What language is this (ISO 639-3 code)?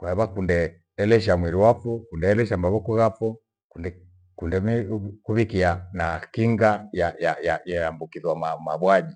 gwe